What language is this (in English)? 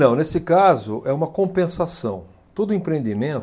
Portuguese